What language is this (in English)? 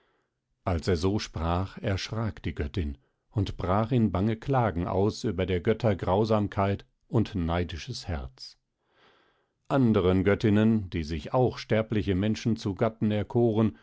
German